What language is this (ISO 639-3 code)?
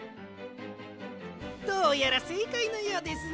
jpn